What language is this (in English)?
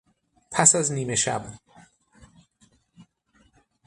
Persian